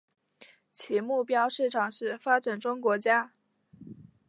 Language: Chinese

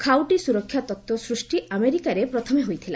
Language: Odia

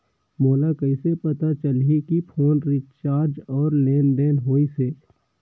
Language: Chhattisgarhi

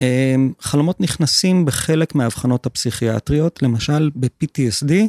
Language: Hebrew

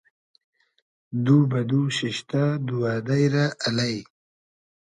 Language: Hazaragi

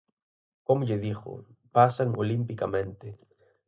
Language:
Galician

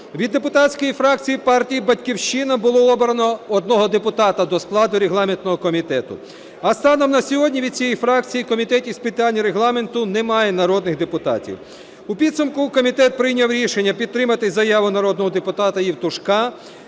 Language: Ukrainian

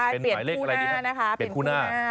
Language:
Thai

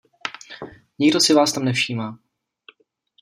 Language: Czech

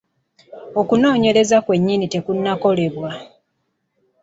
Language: Ganda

